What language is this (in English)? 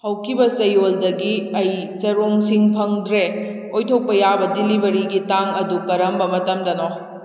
Manipuri